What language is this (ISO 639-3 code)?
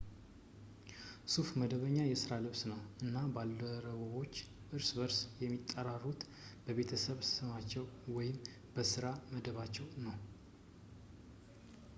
amh